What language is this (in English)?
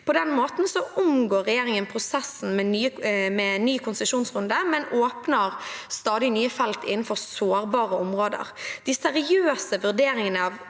Norwegian